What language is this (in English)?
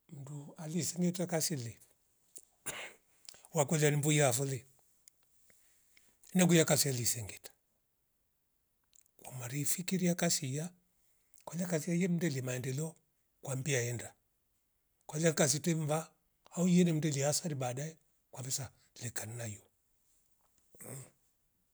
Rombo